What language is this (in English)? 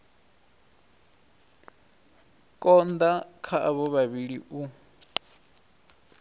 Venda